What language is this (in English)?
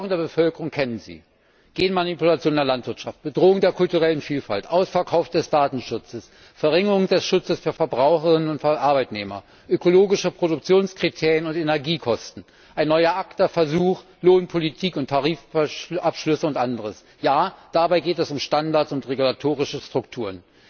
German